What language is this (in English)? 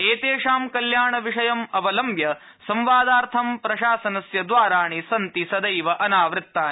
Sanskrit